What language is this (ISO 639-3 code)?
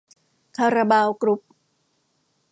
tha